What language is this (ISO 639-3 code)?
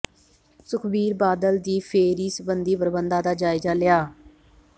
pan